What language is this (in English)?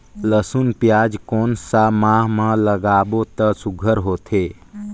Chhattisgarhi